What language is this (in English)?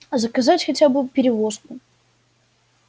Russian